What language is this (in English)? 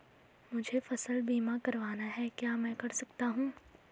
Hindi